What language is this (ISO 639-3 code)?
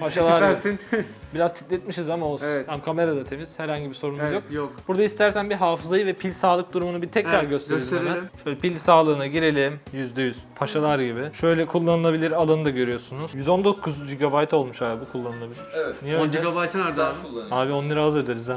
tur